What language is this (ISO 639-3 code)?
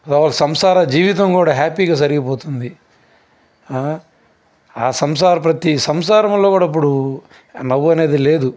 tel